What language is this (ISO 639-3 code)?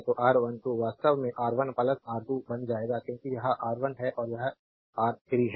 hin